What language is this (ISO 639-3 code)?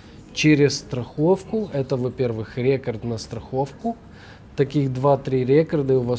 rus